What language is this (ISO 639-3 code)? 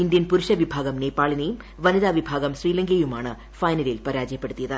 mal